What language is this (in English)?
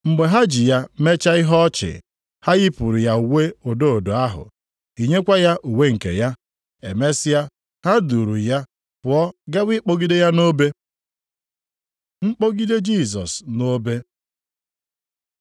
Igbo